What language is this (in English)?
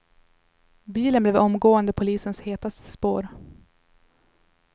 Swedish